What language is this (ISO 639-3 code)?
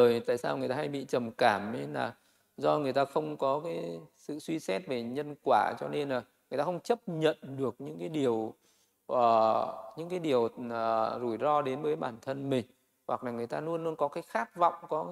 vie